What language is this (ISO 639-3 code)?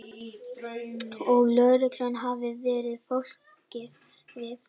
isl